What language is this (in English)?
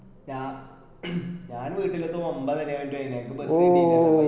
Malayalam